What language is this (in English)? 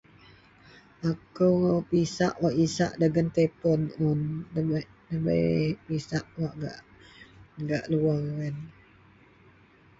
Central Melanau